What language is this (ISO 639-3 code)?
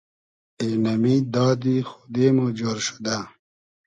haz